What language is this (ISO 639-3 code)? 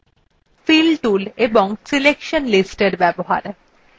ben